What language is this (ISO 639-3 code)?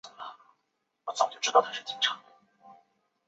zho